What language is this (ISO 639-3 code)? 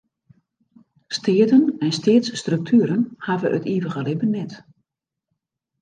fry